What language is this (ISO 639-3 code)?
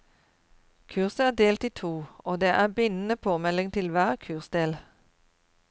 nor